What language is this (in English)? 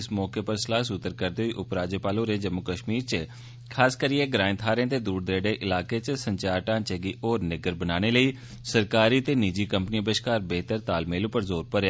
Dogri